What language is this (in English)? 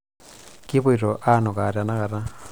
Masai